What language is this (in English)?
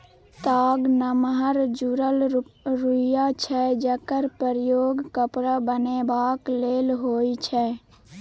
Maithili